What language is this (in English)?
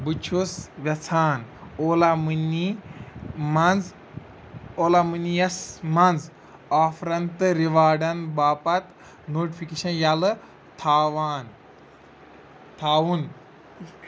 Kashmiri